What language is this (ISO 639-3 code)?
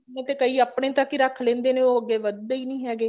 pan